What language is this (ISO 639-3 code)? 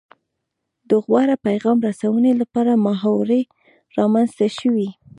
pus